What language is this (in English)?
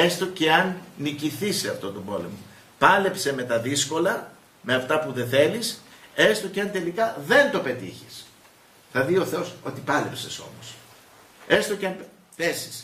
Greek